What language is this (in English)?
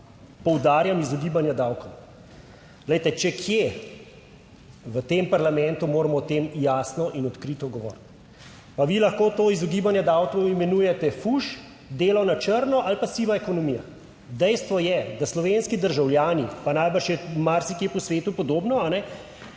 Slovenian